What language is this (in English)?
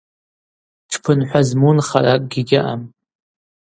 Abaza